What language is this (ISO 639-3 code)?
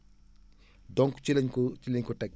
wol